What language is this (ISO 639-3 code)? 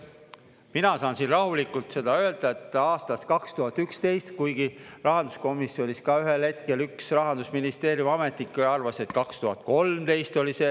est